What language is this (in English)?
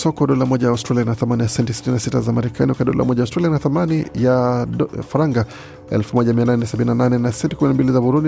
Swahili